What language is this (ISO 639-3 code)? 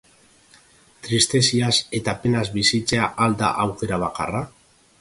eus